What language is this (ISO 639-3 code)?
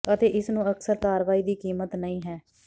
pan